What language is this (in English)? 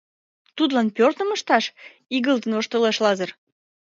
Mari